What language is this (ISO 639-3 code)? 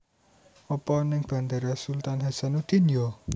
jav